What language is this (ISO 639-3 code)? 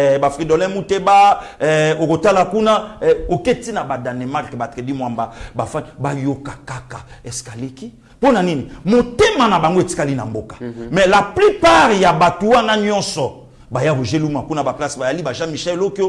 fra